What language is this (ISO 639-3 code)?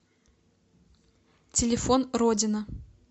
rus